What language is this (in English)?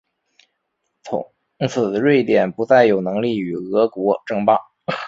Chinese